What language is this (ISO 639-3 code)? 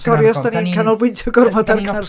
cym